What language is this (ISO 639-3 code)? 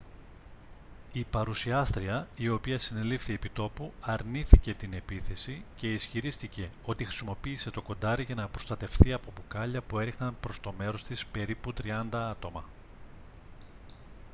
ell